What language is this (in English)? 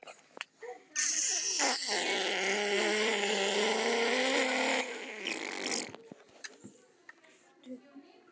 Icelandic